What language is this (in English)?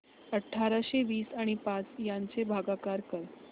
Marathi